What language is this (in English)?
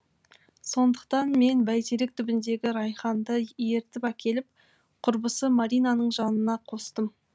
Kazakh